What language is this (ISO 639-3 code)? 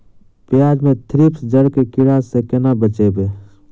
mai